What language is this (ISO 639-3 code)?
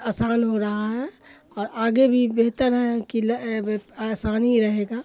urd